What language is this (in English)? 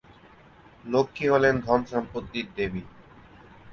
Bangla